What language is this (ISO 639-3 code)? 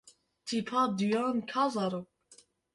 kur